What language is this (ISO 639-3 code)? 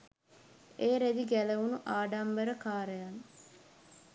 sin